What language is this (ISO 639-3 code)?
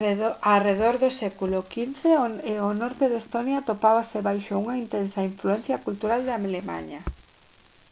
glg